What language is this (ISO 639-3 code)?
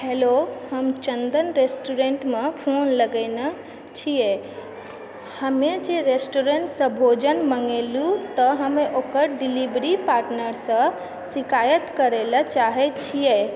mai